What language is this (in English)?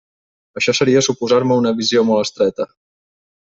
Catalan